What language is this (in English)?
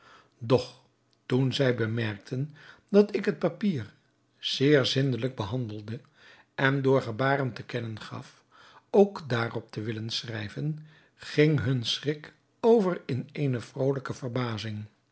Dutch